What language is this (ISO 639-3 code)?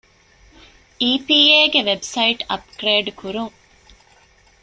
div